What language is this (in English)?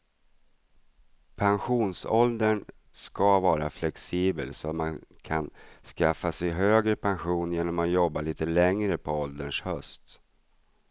Swedish